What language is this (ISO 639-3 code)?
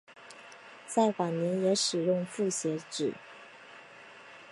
zho